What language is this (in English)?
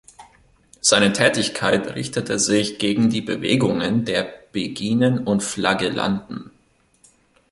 German